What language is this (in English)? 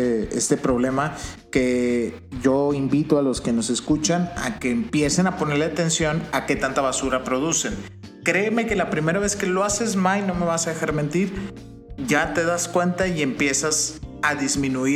Spanish